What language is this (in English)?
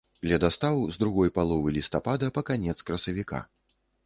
Belarusian